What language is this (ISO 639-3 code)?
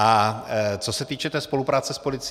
ces